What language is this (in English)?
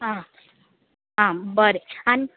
Konkani